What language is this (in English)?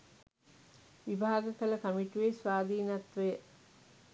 Sinhala